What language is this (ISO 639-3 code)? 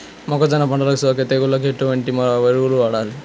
tel